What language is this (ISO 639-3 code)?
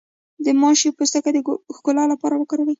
pus